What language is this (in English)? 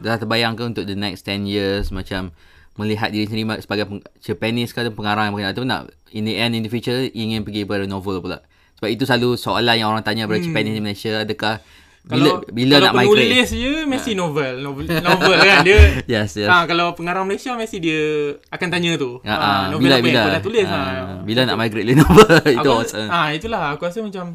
Malay